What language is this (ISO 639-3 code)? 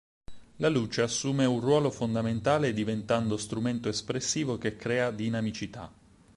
ita